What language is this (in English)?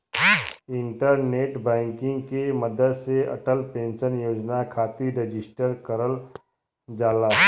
Bhojpuri